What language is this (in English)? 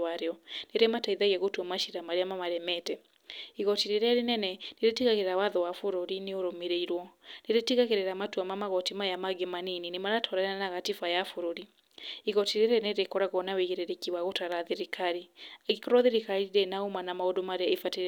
Kikuyu